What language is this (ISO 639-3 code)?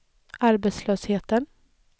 swe